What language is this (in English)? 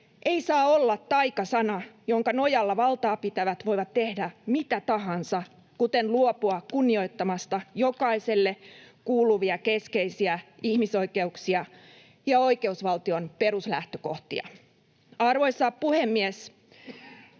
Finnish